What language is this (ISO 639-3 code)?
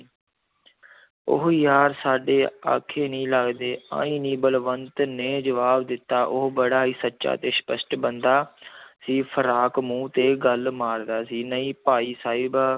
pan